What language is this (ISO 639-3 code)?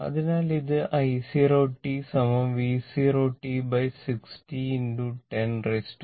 mal